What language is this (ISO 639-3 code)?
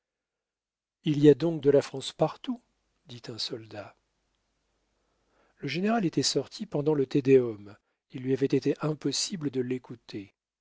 fra